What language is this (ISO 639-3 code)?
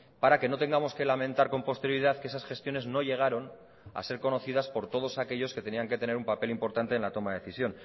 spa